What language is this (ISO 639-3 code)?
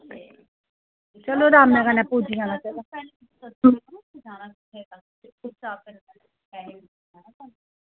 doi